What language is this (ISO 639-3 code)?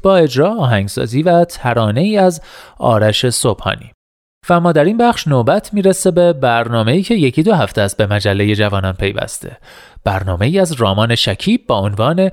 fas